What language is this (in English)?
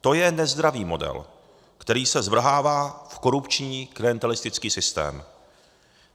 Czech